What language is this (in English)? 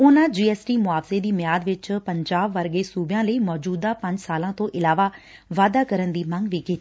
Punjabi